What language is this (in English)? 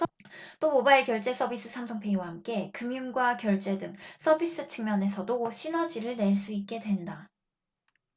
Korean